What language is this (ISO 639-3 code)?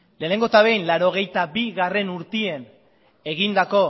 eus